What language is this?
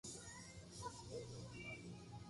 Japanese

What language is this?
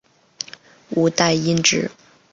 Chinese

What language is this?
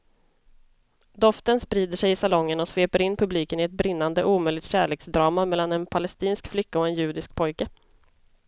Swedish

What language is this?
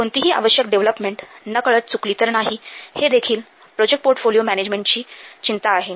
Marathi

